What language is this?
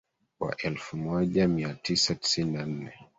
Swahili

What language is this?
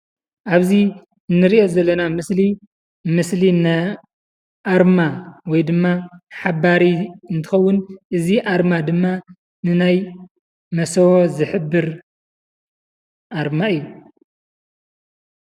Tigrinya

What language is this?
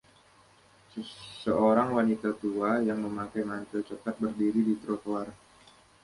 Indonesian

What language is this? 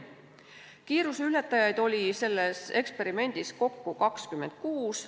Estonian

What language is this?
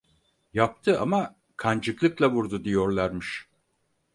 Turkish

